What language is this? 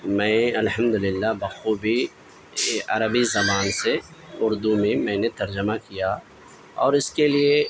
Urdu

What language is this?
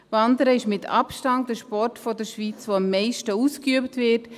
Swiss German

